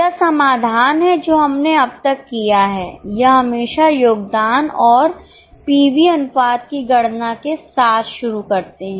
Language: Hindi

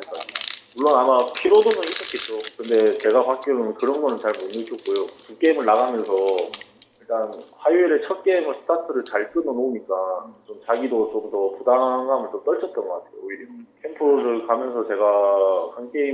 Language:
Korean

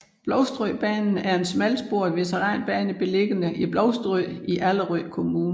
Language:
Danish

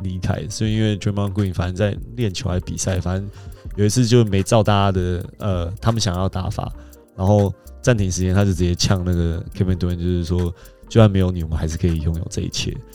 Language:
Chinese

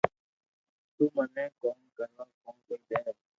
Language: Loarki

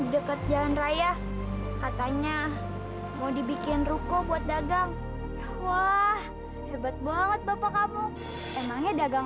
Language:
Indonesian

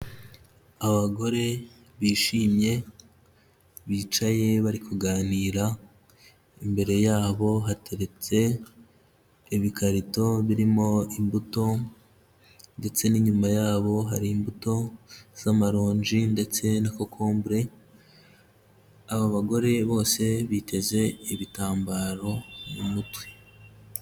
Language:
Kinyarwanda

